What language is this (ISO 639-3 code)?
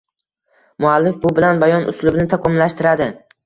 uzb